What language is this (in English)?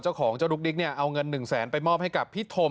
Thai